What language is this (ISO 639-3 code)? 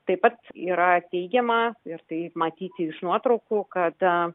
lit